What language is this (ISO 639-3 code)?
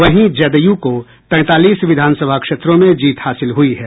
hin